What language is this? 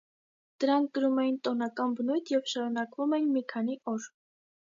Armenian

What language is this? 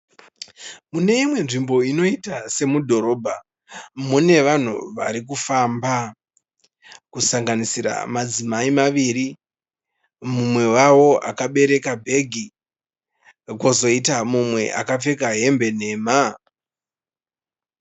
Shona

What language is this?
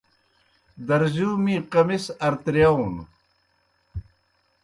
Kohistani Shina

